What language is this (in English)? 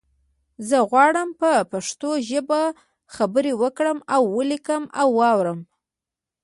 Pashto